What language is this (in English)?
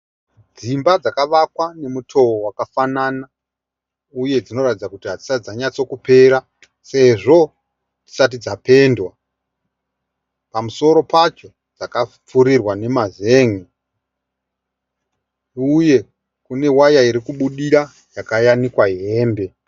Shona